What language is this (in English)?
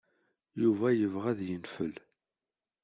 Kabyle